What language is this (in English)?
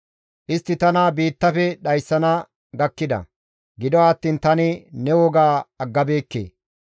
Gamo